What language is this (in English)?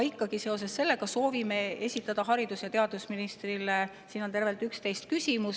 Estonian